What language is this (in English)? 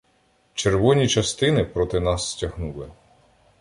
Ukrainian